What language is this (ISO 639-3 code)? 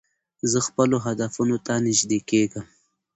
pus